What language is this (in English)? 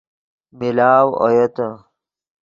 Yidgha